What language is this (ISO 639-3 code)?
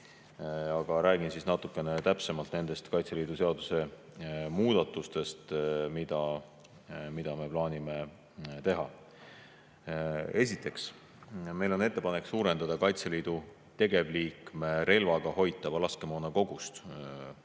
est